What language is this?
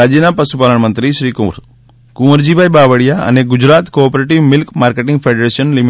Gujarati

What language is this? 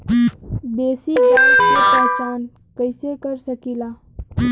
Bhojpuri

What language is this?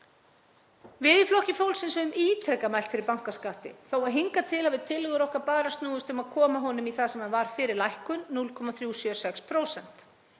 Icelandic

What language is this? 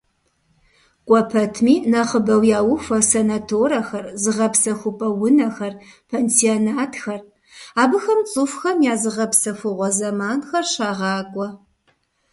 Kabardian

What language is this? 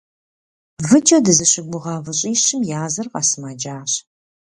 Kabardian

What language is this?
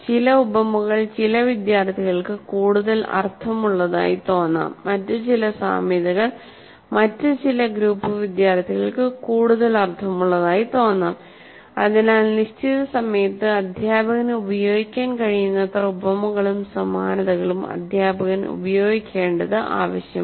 Malayalam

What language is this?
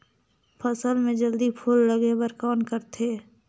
Chhattisgarhi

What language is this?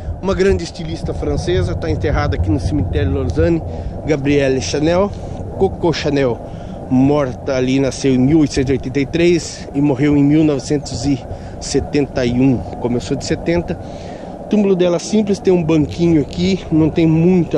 Portuguese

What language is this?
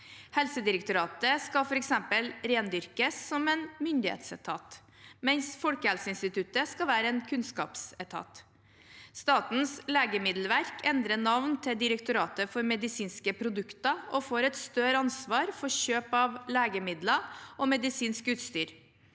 Norwegian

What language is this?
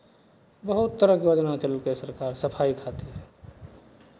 Maithili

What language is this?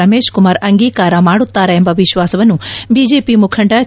Kannada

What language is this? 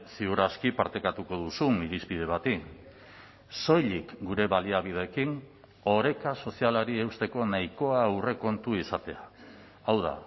Basque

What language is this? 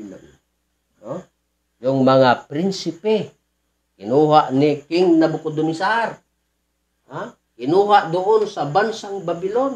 Filipino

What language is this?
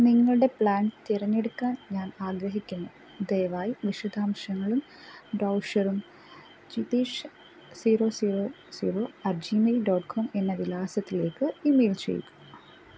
Malayalam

